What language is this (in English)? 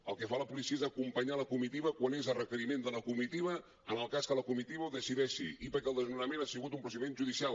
Catalan